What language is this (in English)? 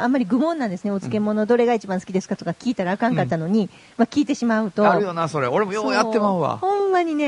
Japanese